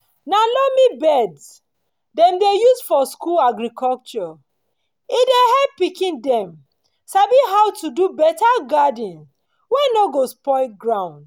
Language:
Nigerian Pidgin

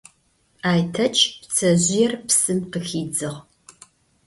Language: Adyghe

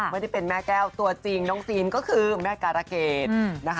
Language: Thai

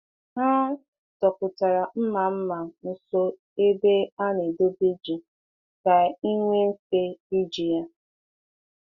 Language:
Igbo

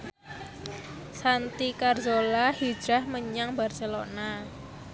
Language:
Javanese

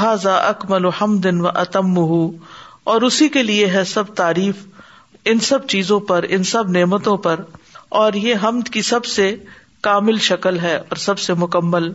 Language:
Urdu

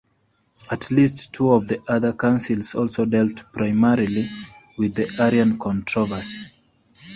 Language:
English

